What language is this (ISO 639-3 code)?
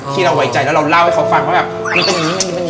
tha